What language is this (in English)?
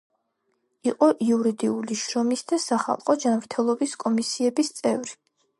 Georgian